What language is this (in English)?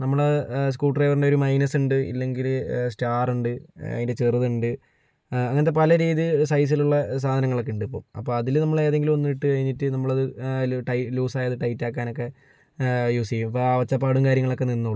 Malayalam